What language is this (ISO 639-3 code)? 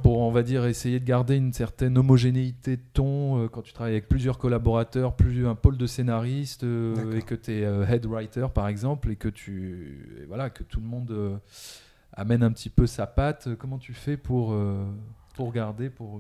fra